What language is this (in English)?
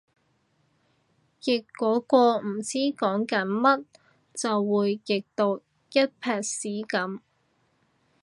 Cantonese